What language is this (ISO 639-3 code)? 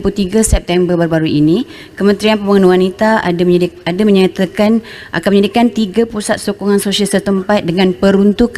msa